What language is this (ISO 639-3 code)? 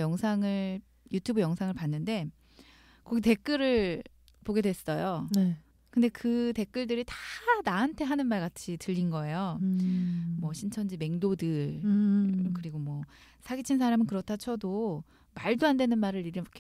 kor